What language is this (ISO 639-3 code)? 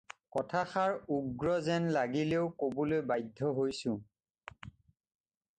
asm